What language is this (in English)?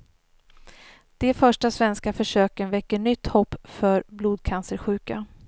Swedish